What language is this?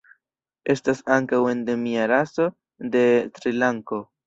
Esperanto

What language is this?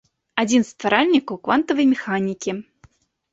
Belarusian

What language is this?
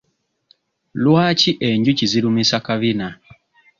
Ganda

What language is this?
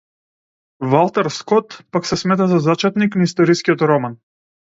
Macedonian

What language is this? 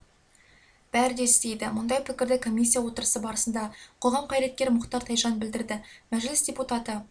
Kazakh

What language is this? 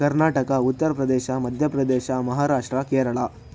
Kannada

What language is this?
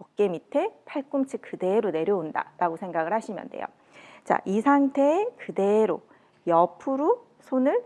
Korean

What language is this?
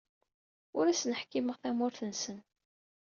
Kabyle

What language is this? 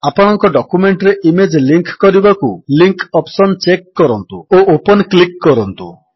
Odia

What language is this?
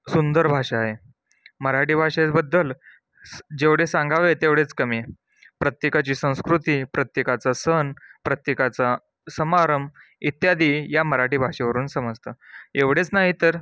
Marathi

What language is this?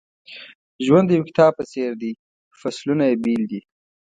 Pashto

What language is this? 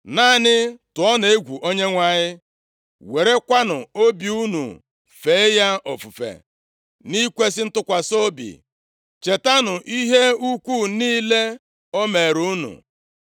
Igbo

